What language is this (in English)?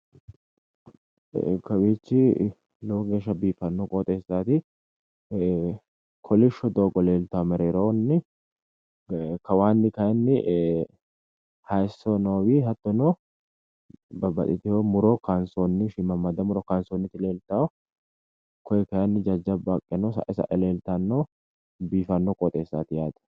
Sidamo